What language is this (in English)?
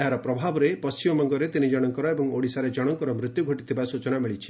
Odia